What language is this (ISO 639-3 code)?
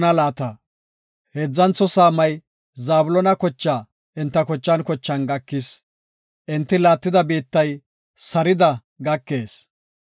gof